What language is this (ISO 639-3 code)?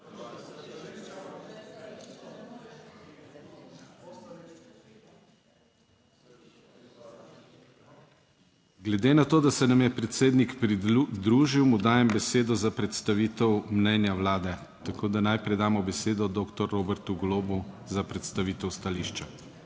slv